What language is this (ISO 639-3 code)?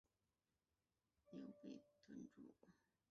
zho